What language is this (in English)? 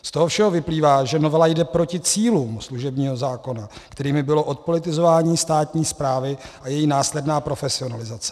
Czech